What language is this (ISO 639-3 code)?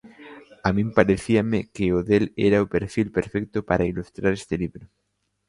glg